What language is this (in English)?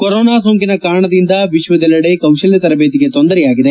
Kannada